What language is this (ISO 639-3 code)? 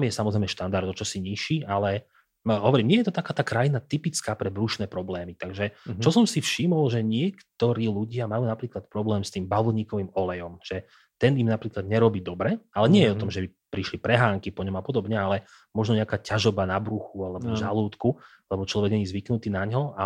slk